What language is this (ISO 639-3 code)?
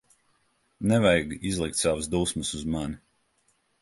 lav